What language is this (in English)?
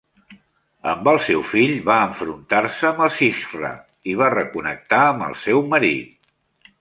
Catalan